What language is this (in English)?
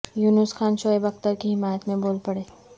Urdu